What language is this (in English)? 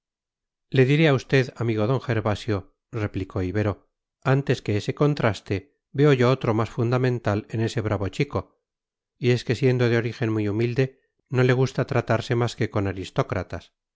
Spanish